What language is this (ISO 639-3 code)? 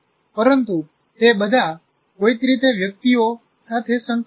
guj